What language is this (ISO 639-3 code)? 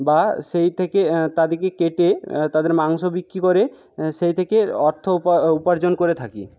ben